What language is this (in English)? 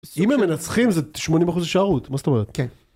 Hebrew